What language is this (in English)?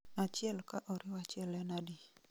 Luo (Kenya and Tanzania)